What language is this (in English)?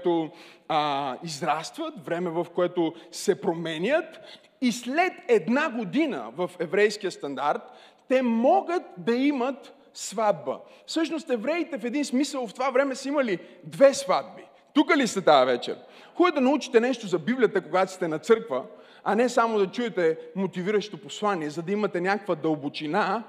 Bulgarian